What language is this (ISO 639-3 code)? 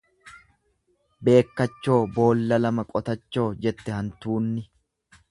orm